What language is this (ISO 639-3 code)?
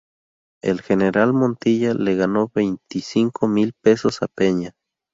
spa